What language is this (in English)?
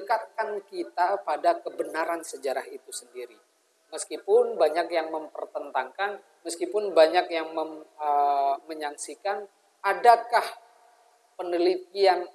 Indonesian